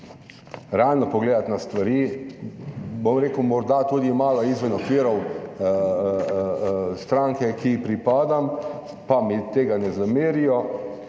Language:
Slovenian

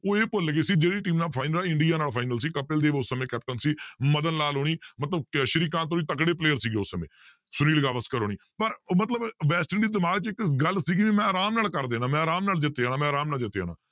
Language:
Punjabi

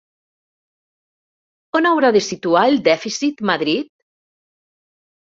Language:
Catalan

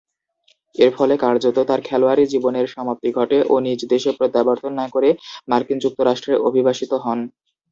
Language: Bangla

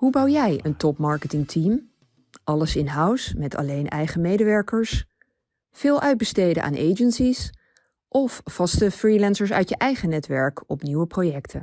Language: Dutch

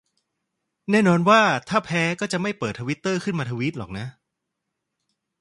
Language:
Thai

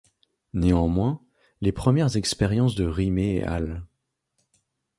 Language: French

